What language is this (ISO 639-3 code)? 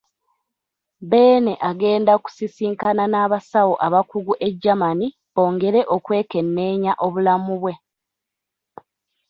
lug